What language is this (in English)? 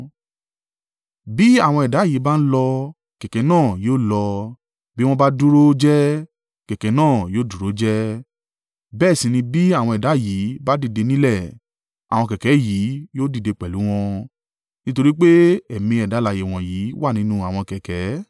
Yoruba